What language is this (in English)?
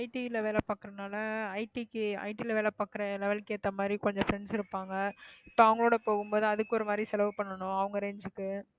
Tamil